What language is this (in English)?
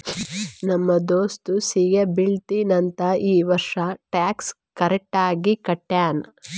Kannada